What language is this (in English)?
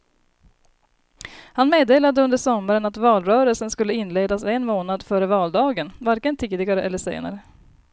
Swedish